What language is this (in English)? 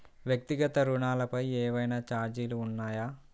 Telugu